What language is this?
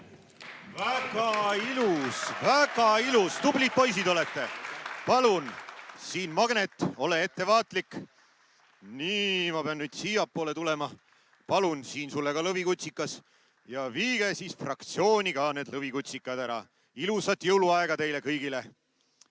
Estonian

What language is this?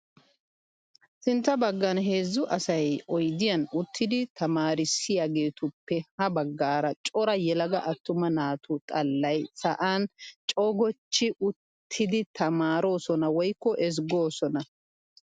Wolaytta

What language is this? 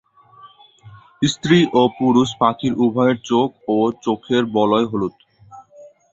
Bangla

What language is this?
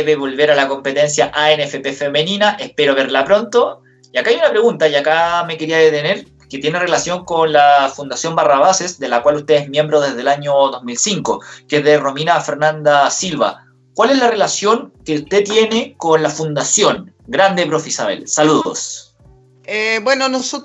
Spanish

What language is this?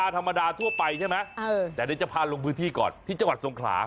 Thai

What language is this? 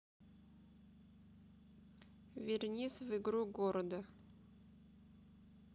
Russian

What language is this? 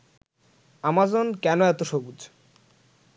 Bangla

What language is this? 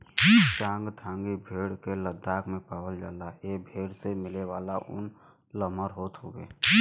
Bhojpuri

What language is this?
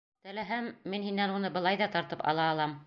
Bashkir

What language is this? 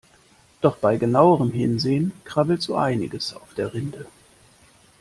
German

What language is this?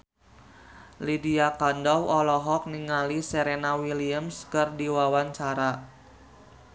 Sundanese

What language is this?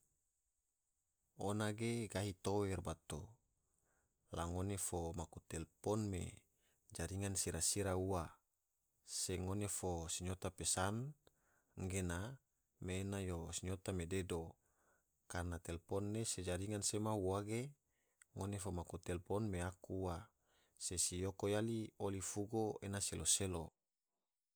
Tidore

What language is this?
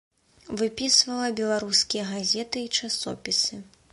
Belarusian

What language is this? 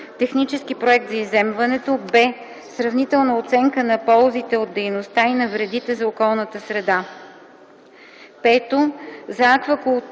Bulgarian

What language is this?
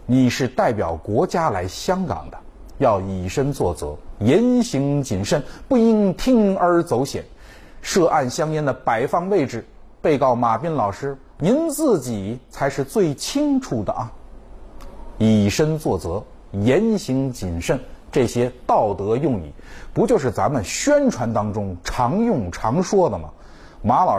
Chinese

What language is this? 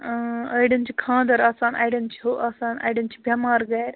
Kashmiri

